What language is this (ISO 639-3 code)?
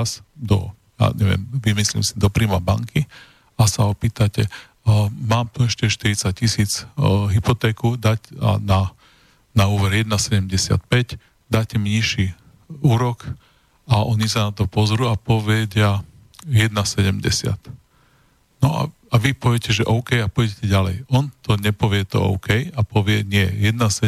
slk